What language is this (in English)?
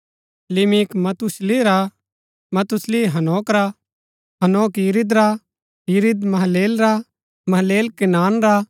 Gaddi